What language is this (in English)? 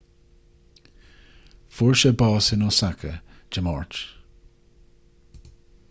Irish